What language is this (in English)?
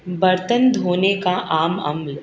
Urdu